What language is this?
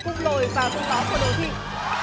Vietnamese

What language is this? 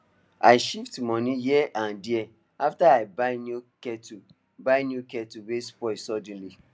Nigerian Pidgin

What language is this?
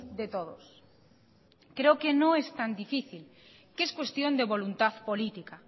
Spanish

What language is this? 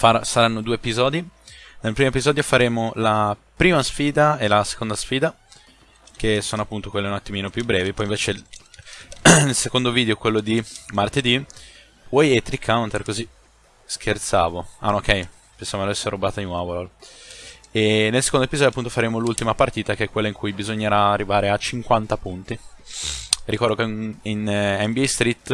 Italian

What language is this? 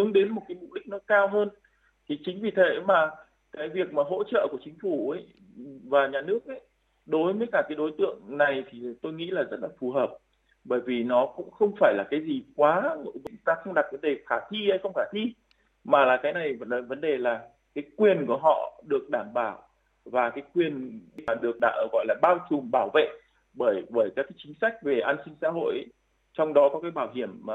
Vietnamese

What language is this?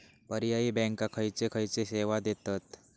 Marathi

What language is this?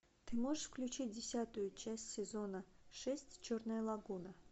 Russian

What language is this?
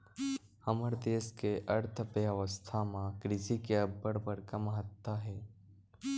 Chhattisgarhi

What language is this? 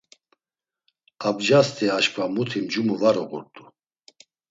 Laz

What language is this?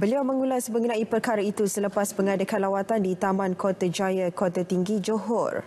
Malay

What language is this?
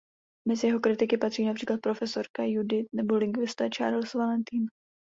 Czech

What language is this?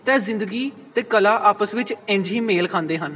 Punjabi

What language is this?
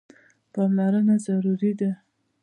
Pashto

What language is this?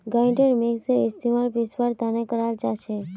Magahi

